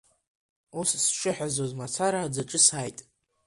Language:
Abkhazian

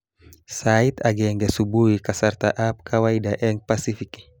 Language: Kalenjin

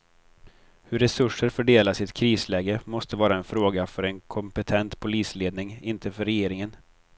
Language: Swedish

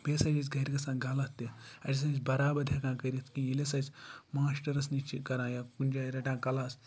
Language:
Kashmiri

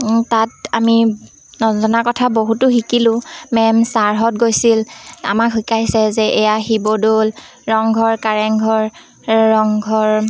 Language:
Assamese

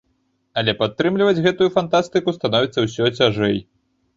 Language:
Belarusian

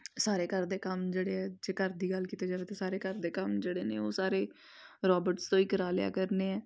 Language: Punjabi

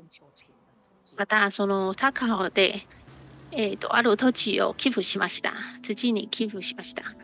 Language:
Japanese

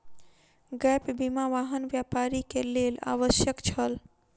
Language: Maithili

